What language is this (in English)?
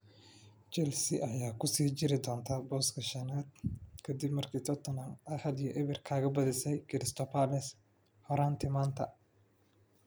Somali